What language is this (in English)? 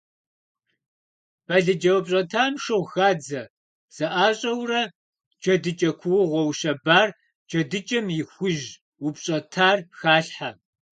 Kabardian